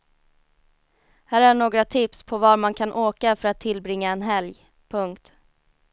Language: Swedish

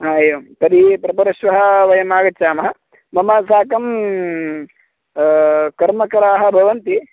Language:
Sanskrit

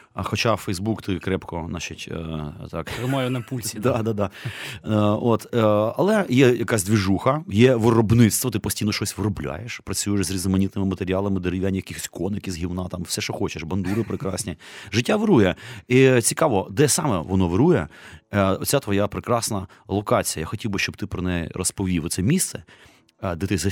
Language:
Ukrainian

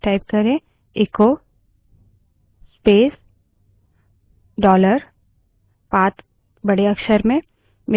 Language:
Hindi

